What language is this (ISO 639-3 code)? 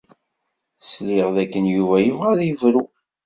kab